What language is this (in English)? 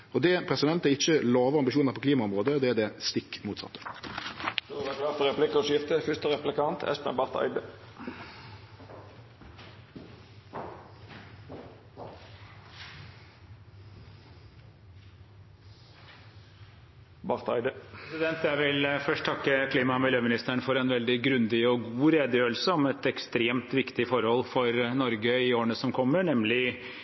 Norwegian